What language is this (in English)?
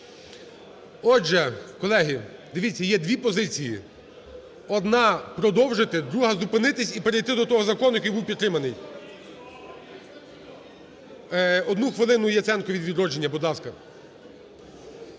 Ukrainian